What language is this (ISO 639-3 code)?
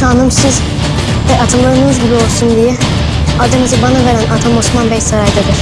tur